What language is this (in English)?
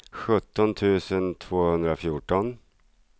Swedish